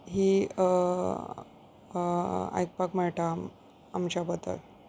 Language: Konkani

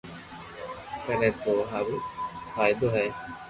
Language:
Loarki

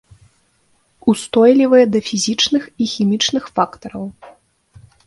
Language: Belarusian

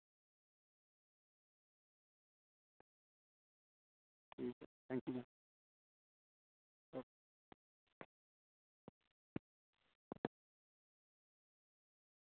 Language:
Dogri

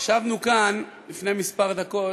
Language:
Hebrew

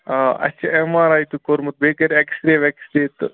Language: Kashmiri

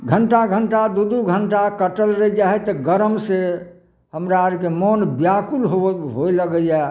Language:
Maithili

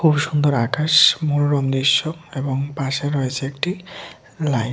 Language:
Bangla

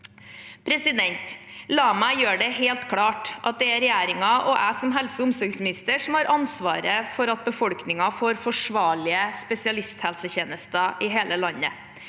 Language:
Norwegian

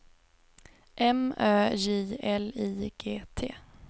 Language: Swedish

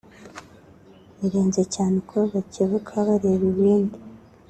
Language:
Kinyarwanda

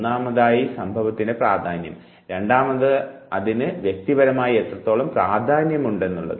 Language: Malayalam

